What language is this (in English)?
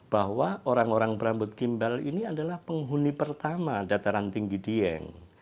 Indonesian